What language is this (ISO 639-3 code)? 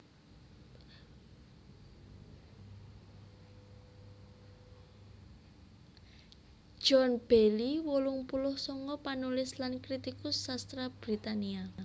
jav